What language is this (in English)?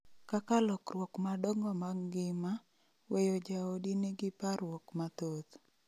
Luo (Kenya and Tanzania)